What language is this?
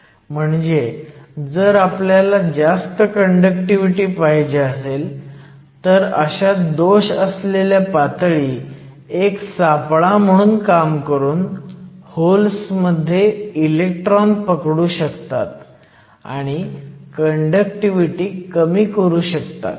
Marathi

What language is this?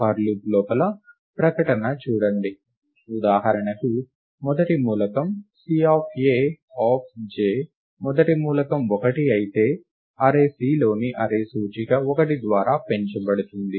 Telugu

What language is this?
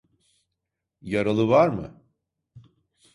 Turkish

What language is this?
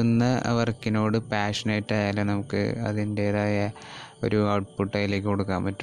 Malayalam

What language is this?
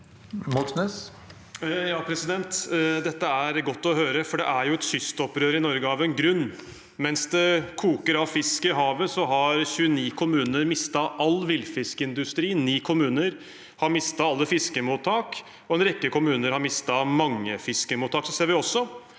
Norwegian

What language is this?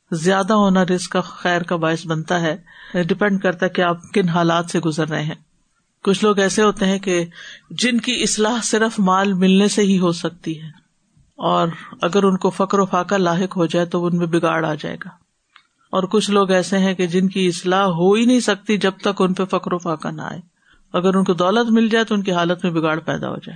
Urdu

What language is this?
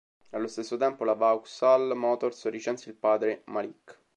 Italian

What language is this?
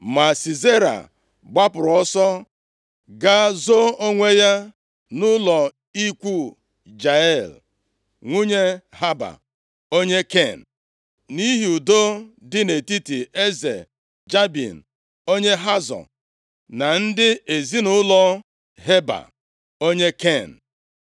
Igbo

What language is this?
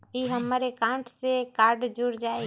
Magahi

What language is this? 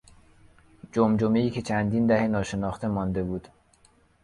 Persian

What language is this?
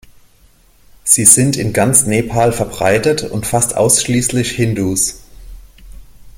German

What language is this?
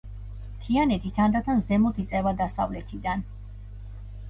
Georgian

